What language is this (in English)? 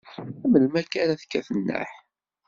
Kabyle